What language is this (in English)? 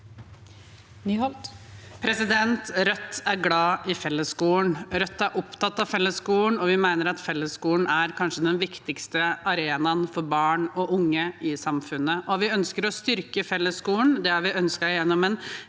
Norwegian